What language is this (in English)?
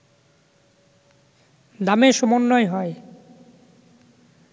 Bangla